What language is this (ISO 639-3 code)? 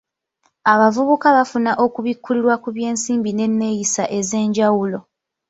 lug